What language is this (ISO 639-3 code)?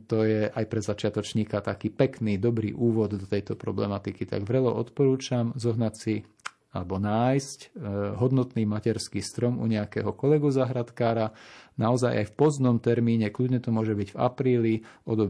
slk